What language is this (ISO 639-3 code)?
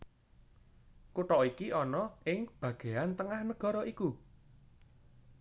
jav